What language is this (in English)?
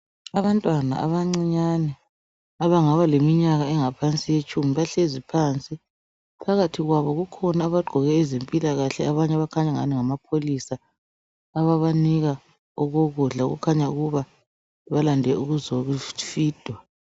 North Ndebele